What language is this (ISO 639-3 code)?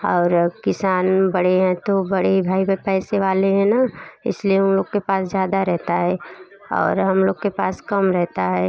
hin